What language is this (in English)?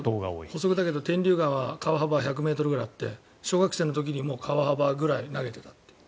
Japanese